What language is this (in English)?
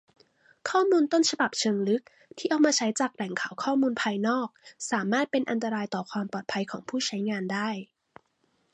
Thai